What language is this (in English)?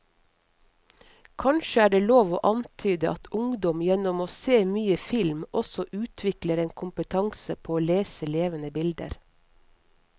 Norwegian